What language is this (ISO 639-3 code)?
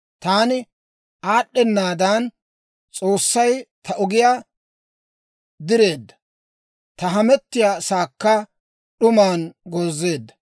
dwr